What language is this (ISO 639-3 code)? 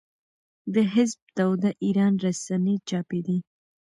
pus